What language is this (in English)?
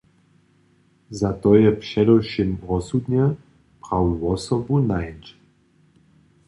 Upper Sorbian